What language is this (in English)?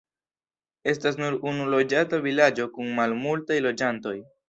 Esperanto